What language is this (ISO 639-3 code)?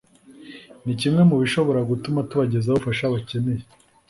kin